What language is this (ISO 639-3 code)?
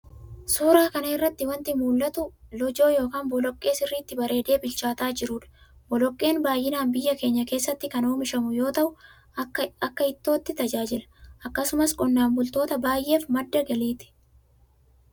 orm